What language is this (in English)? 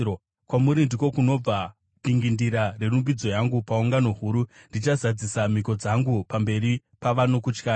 Shona